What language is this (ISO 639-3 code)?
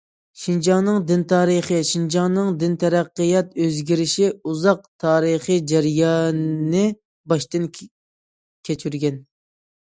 uig